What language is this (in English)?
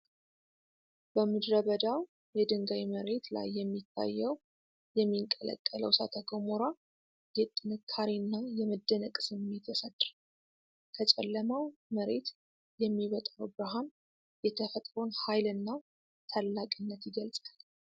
Amharic